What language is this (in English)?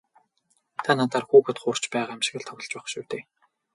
Mongolian